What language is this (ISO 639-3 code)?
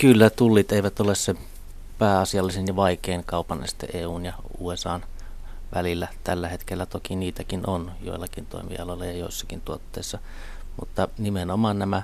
fin